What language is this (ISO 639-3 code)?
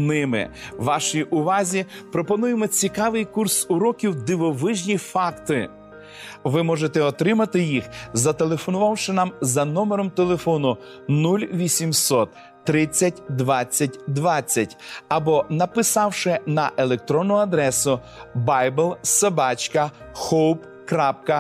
ukr